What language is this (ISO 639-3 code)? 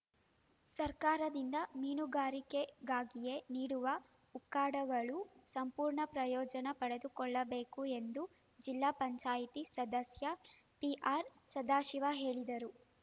kan